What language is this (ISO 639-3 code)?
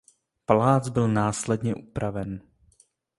ces